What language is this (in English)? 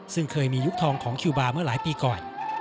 Thai